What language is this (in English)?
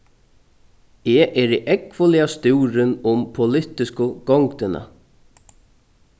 Faroese